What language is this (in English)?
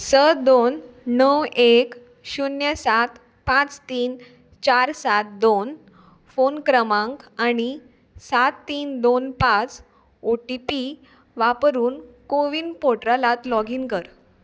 Konkani